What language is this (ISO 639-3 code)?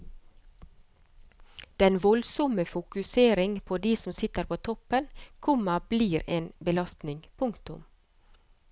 nor